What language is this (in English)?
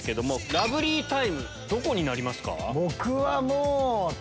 Japanese